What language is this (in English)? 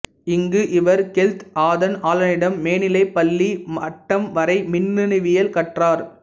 Tamil